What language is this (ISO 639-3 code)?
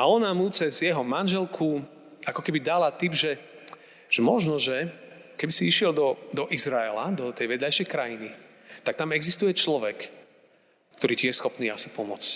slk